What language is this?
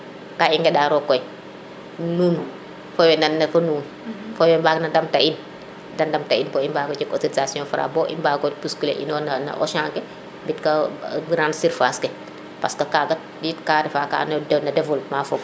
Serer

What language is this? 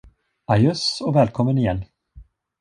Swedish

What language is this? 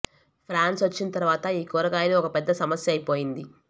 Telugu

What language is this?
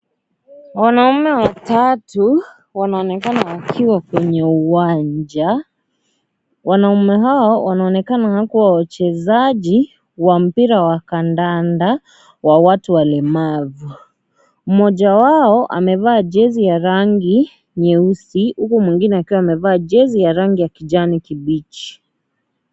Swahili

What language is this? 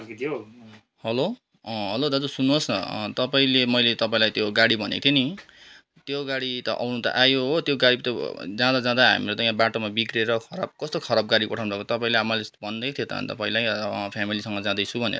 Nepali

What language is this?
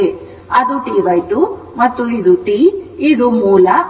Kannada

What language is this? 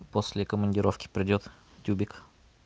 Russian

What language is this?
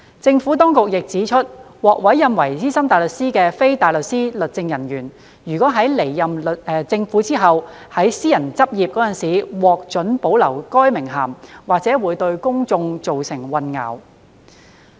Cantonese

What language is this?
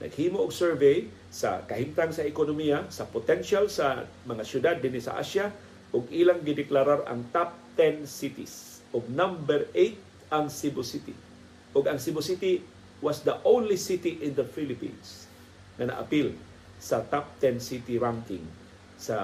Filipino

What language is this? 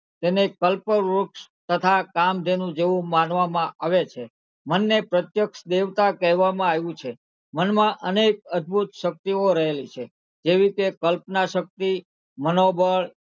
Gujarati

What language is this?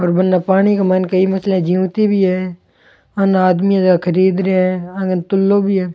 Rajasthani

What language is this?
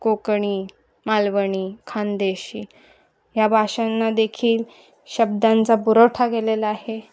Marathi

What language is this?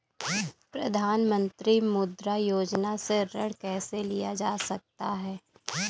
Hindi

